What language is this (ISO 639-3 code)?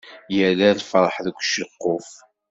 kab